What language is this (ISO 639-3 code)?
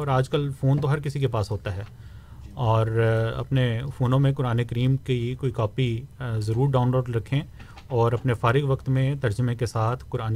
urd